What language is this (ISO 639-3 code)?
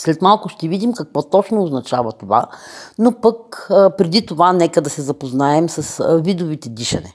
bul